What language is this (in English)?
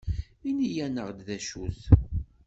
Kabyle